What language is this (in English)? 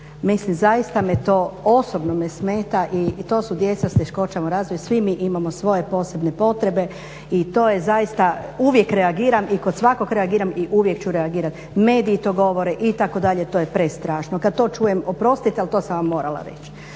Croatian